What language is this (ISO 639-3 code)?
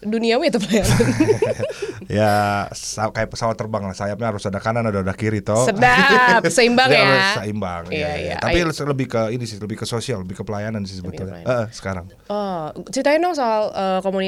ind